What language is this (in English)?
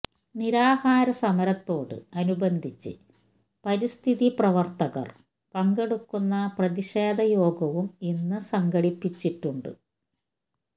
Malayalam